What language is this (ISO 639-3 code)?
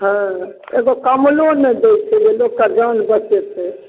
mai